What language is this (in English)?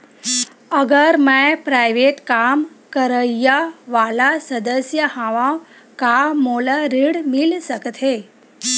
Chhattisgarhi